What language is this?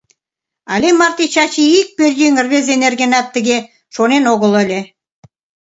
Mari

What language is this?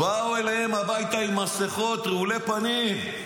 Hebrew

